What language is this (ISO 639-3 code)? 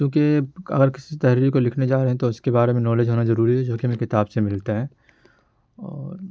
urd